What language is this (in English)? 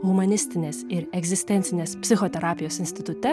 Lithuanian